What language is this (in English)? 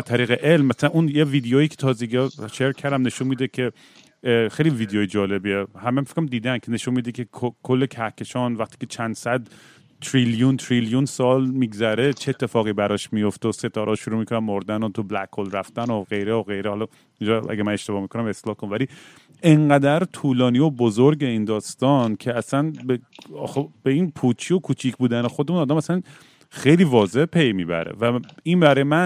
Persian